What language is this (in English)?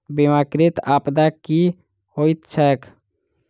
Maithili